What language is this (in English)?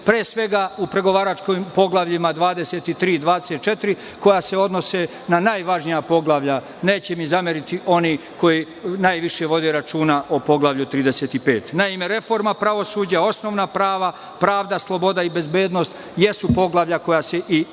Serbian